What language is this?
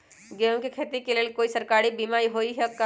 Magahi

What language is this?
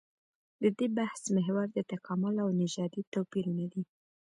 Pashto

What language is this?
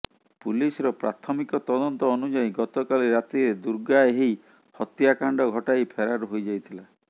Odia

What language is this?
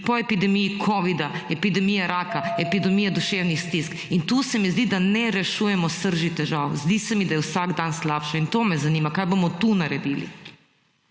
Slovenian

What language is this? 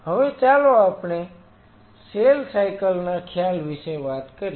Gujarati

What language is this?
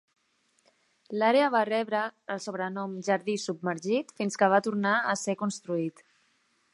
Catalan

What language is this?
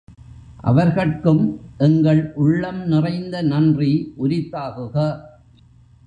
Tamil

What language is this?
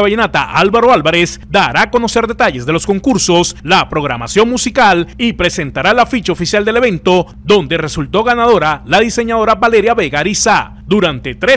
Spanish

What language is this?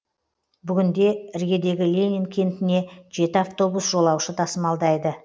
Kazakh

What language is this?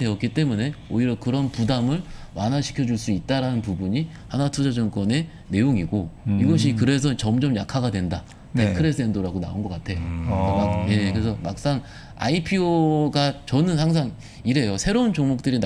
Korean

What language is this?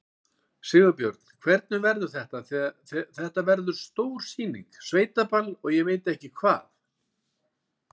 Icelandic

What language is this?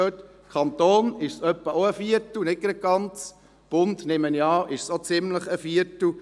Swiss German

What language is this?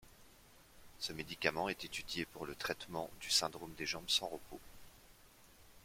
French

